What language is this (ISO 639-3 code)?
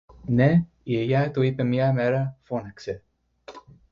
ell